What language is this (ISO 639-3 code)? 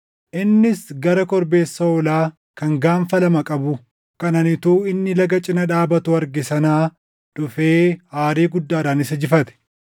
orm